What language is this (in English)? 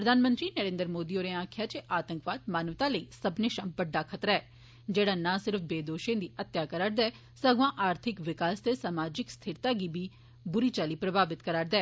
Dogri